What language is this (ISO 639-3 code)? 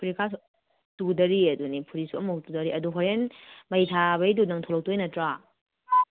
mni